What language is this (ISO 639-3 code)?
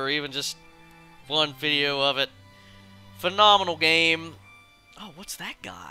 eng